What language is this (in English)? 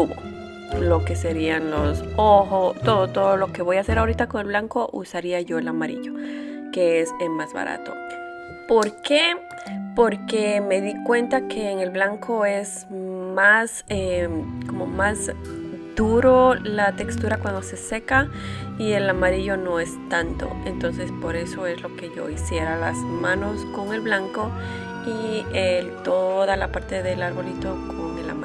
Spanish